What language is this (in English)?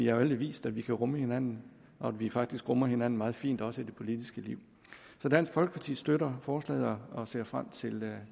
Danish